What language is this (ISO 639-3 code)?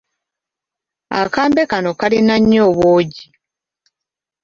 lug